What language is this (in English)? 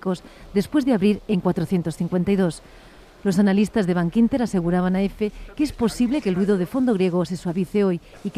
Spanish